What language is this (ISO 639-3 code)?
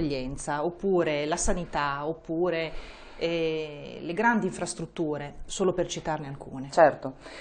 ita